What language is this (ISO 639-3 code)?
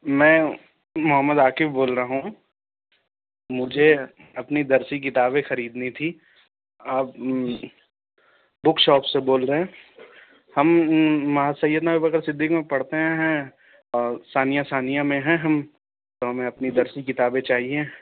urd